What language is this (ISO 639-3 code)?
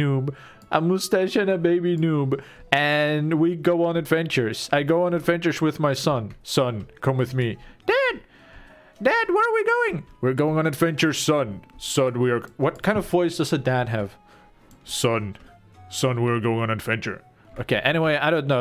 eng